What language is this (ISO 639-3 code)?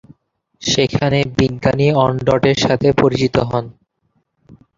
ben